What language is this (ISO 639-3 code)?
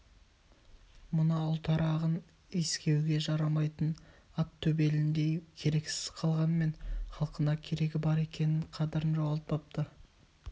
kaz